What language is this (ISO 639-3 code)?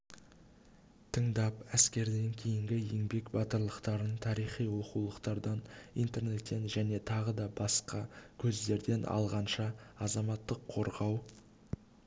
kaz